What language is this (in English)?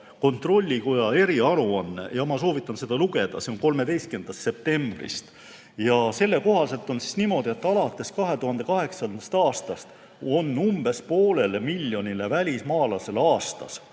Estonian